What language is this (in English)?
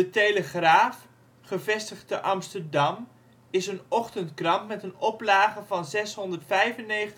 Dutch